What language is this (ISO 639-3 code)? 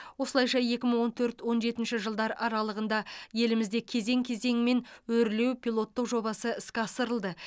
kaz